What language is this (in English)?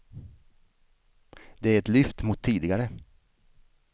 Swedish